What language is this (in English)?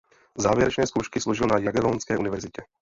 Czech